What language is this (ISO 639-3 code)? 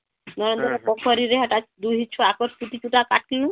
ori